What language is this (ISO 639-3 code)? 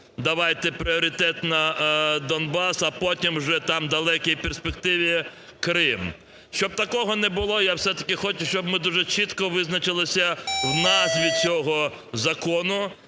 ukr